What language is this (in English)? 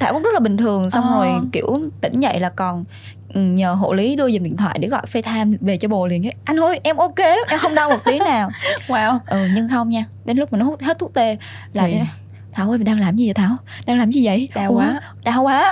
Vietnamese